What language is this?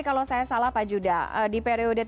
Indonesian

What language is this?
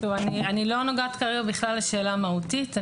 Hebrew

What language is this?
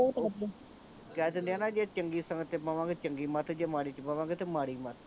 Punjabi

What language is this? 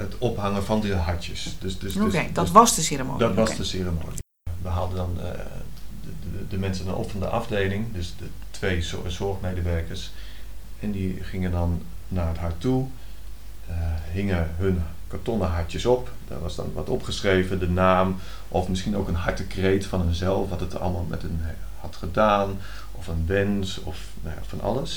Dutch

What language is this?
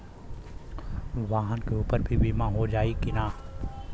Bhojpuri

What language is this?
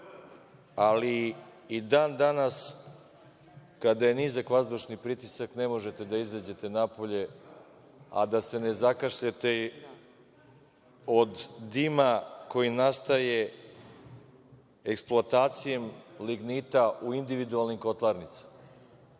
Serbian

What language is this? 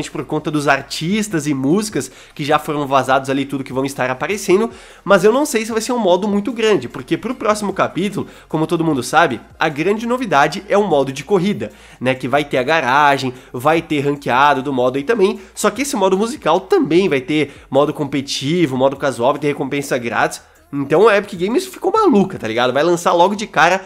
Portuguese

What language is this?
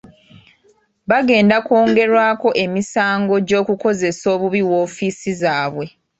Ganda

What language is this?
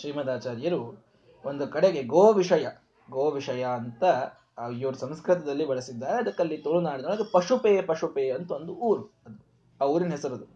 Kannada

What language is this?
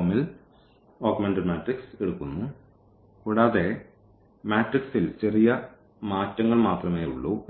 Malayalam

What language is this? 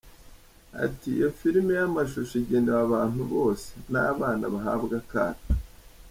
Kinyarwanda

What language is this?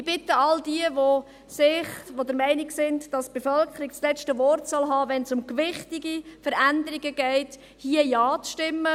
Swiss German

